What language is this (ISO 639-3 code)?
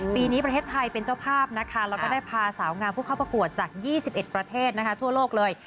tha